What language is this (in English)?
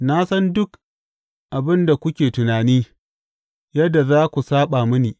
Hausa